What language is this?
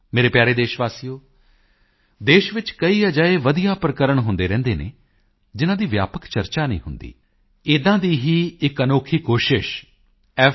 Punjabi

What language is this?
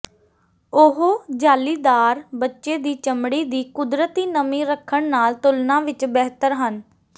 Punjabi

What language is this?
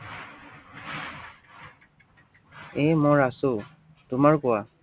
Assamese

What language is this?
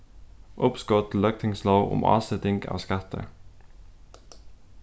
Faroese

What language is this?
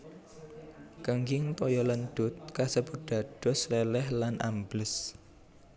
Javanese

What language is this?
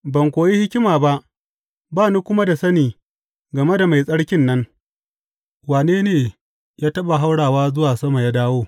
Hausa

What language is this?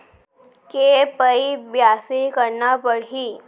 Chhattisgarhi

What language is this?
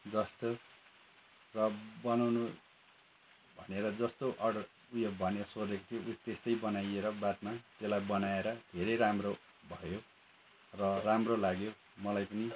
Nepali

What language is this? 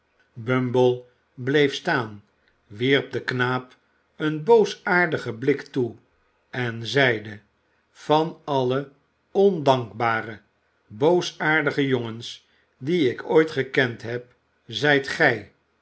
Dutch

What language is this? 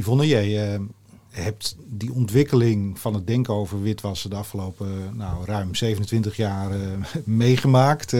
Dutch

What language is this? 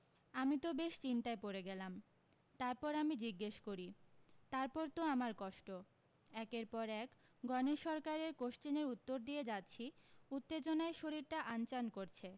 Bangla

